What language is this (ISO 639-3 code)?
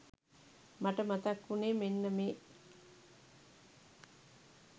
sin